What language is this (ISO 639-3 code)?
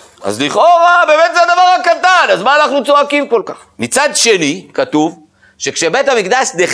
heb